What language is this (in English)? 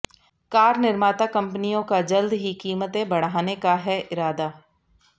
Hindi